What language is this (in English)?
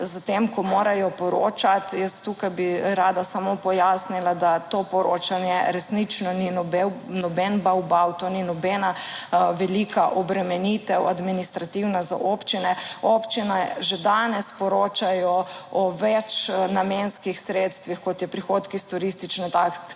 Slovenian